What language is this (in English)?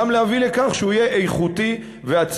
Hebrew